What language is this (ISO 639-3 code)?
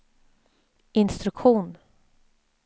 swe